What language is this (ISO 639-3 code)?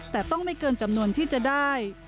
tha